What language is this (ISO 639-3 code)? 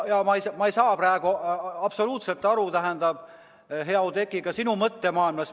est